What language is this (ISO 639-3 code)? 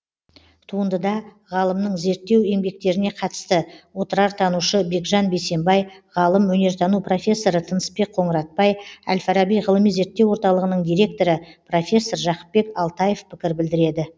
kaz